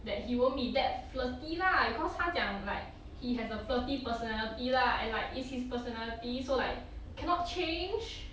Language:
English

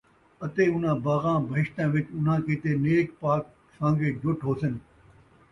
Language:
Saraiki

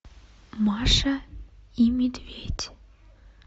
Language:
Russian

